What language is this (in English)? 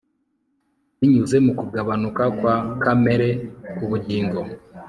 Kinyarwanda